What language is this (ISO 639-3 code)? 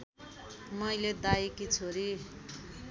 nep